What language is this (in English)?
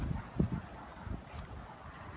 Thai